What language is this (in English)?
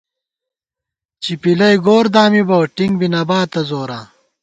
Gawar-Bati